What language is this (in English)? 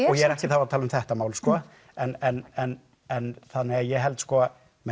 Icelandic